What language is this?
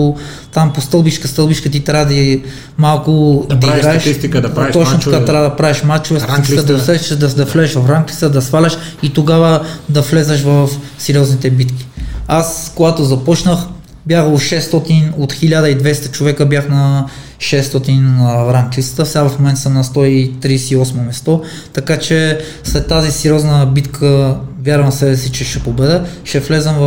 Bulgarian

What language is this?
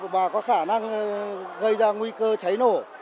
Vietnamese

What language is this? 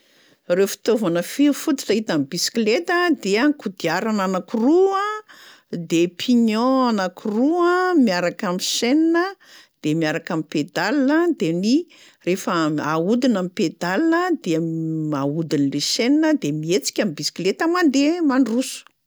Malagasy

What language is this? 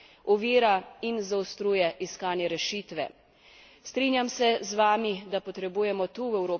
Slovenian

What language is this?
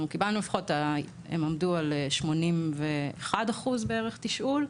Hebrew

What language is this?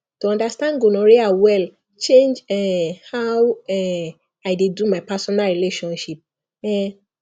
Nigerian Pidgin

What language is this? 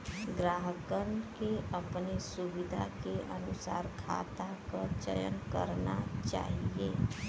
Bhojpuri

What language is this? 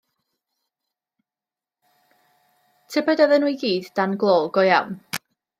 Welsh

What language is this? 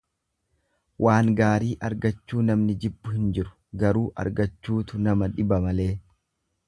Oromo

